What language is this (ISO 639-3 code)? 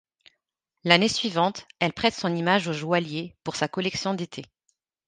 fra